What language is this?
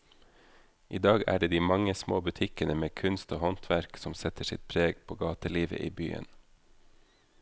Norwegian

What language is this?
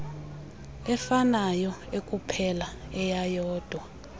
Xhosa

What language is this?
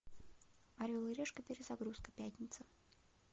Russian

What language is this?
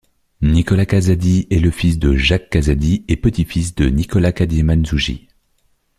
French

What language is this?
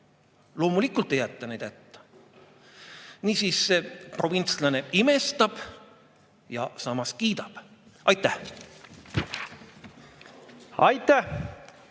Estonian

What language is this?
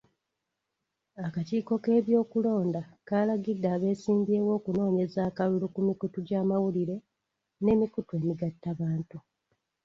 Ganda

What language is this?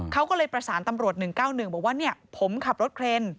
Thai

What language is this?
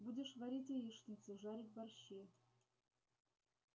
Russian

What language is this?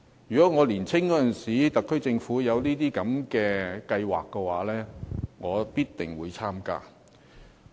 Cantonese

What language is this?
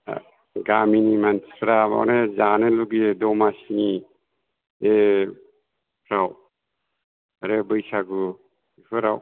Bodo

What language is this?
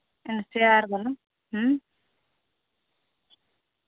Santali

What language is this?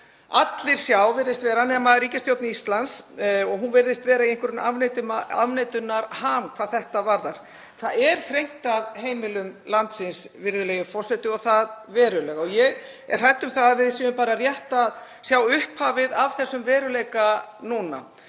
Icelandic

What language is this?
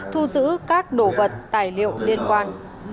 Vietnamese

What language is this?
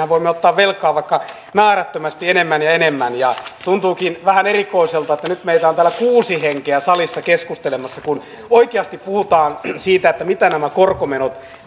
Finnish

